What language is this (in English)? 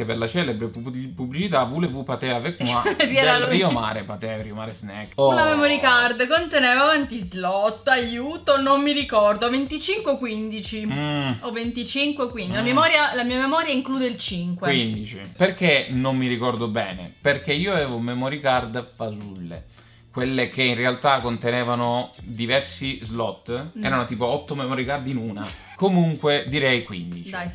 Italian